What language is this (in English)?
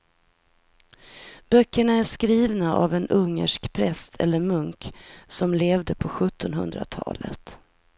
Swedish